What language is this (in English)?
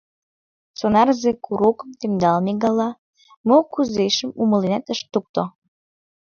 Mari